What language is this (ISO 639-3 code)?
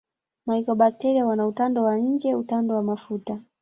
swa